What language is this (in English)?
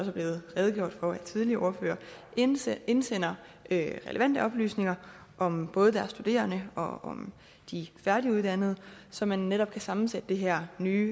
Danish